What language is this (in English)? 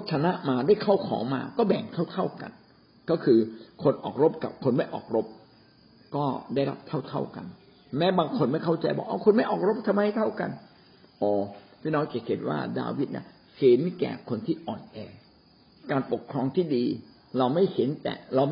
Thai